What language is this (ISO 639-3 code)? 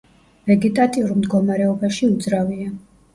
kat